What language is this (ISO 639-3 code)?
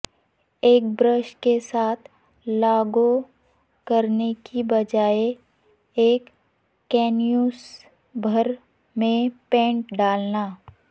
urd